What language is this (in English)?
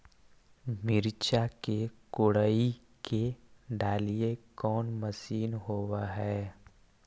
Magahi